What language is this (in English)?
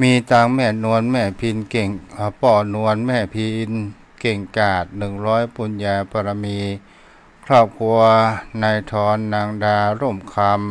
Thai